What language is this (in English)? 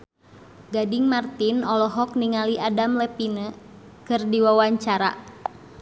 Sundanese